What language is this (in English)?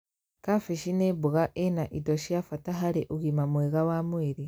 Kikuyu